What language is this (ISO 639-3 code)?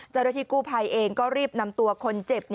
tha